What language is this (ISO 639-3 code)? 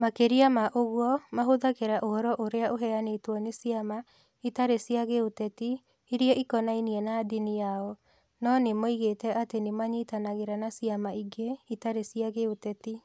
kik